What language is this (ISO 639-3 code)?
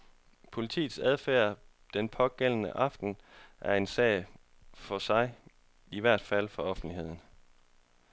dan